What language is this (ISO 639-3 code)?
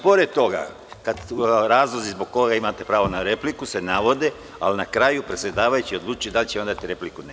srp